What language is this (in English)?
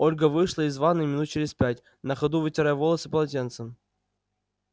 Russian